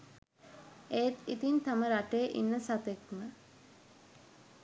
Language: Sinhala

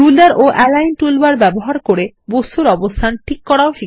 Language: Bangla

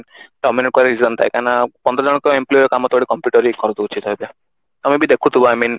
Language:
Odia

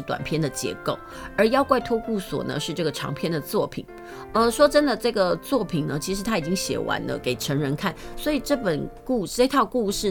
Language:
Chinese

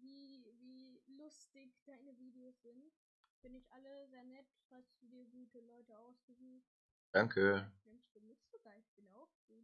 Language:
German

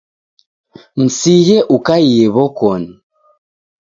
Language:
Taita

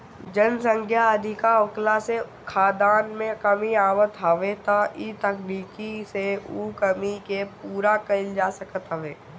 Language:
Bhojpuri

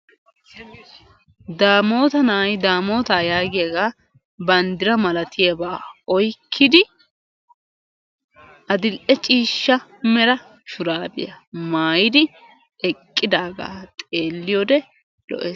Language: Wolaytta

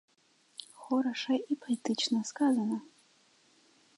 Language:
Belarusian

